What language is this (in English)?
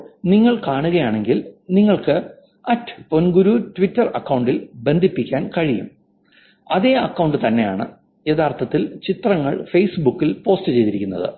Malayalam